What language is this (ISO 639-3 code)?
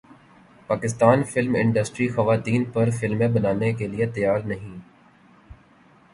urd